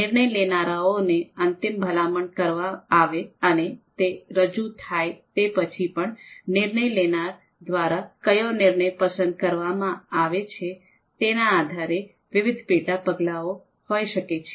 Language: Gujarati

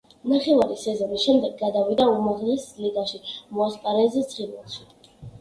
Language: Georgian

